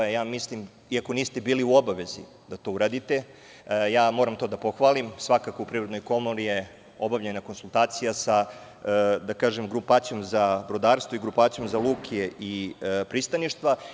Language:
Serbian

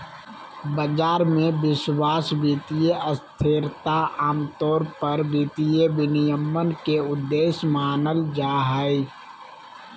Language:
Magahi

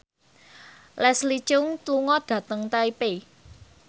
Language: Javanese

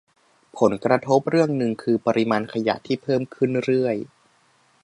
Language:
Thai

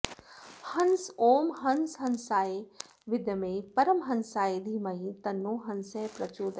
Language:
Sanskrit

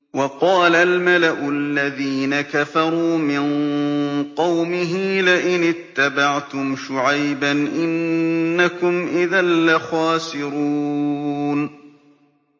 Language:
Arabic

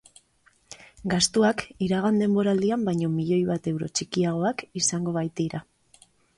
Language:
Basque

